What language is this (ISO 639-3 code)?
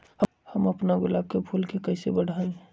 mag